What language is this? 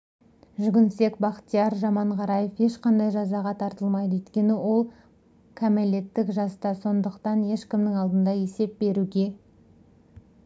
Kazakh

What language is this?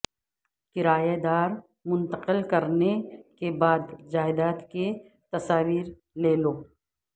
Urdu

